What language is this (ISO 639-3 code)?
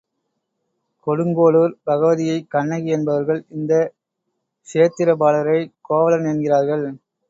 tam